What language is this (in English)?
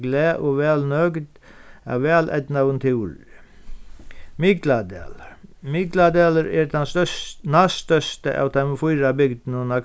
Faroese